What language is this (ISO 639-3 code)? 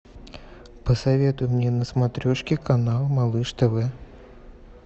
rus